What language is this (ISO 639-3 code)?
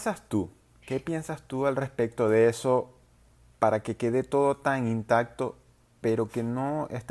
spa